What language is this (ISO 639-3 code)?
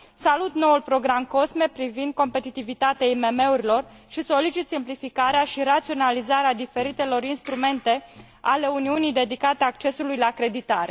ron